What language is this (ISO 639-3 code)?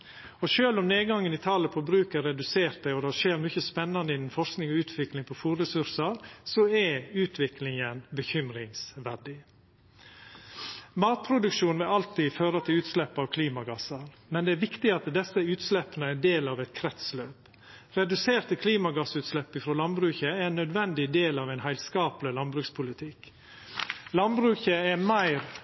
nno